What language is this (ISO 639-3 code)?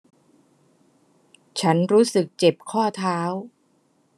tha